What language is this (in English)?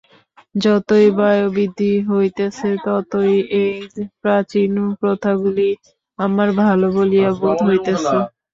Bangla